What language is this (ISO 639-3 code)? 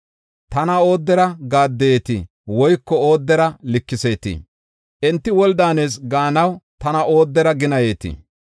gof